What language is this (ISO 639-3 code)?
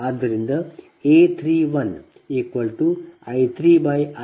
kan